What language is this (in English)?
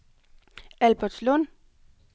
Danish